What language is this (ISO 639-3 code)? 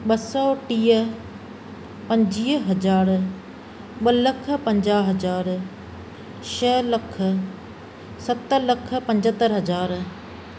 snd